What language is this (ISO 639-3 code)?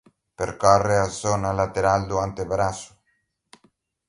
glg